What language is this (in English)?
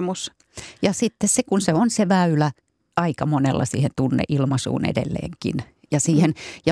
Finnish